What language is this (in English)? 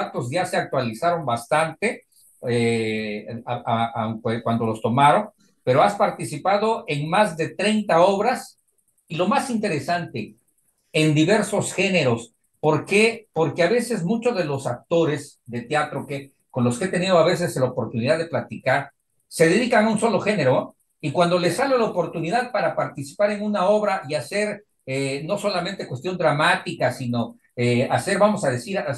Spanish